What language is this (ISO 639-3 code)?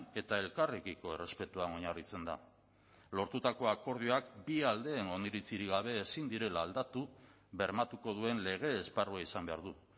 eus